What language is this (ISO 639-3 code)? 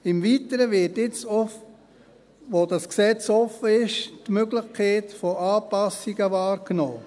gsw